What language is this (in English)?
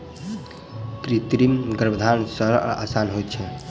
Maithili